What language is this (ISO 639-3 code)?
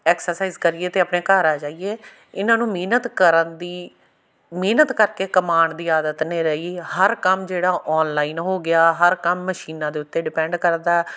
pan